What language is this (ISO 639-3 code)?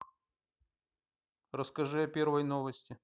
rus